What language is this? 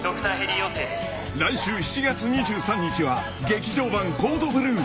Japanese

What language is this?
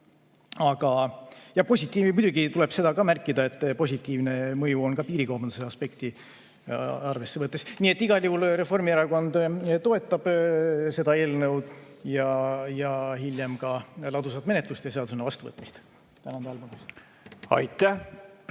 Estonian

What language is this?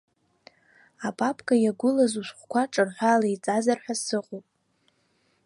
Abkhazian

